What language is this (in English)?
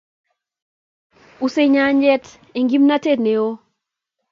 Kalenjin